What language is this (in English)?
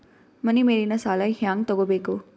Kannada